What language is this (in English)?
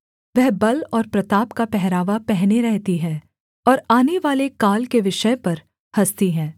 Hindi